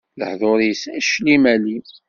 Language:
Kabyle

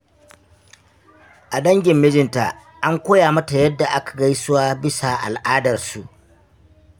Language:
Hausa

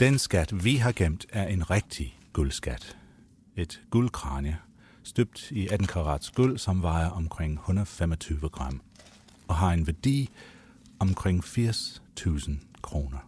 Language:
Danish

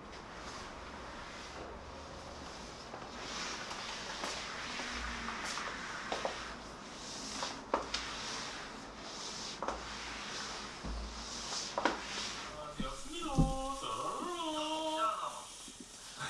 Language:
Korean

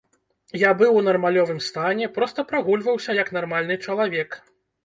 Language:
Belarusian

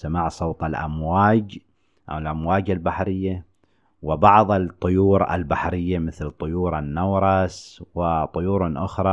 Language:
Arabic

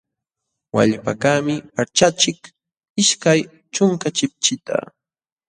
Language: Jauja Wanca Quechua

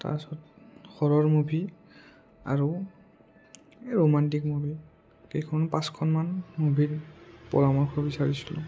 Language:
Assamese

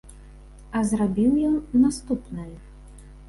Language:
Belarusian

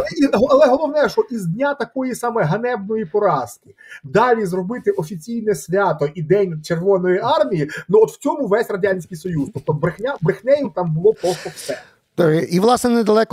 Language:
Ukrainian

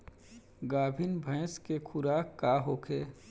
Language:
Bhojpuri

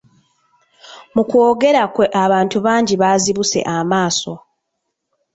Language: Ganda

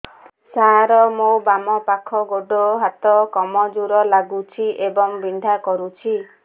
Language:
Odia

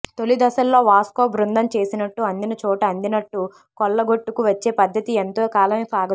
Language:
Telugu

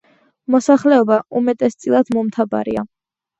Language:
Georgian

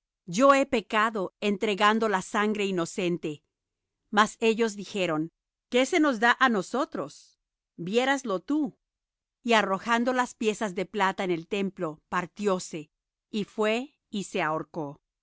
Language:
Spanish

